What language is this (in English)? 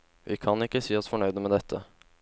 Norwegian